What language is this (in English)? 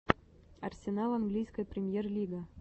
Russian